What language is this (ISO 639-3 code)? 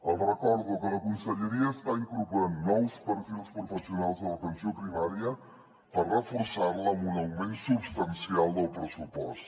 cat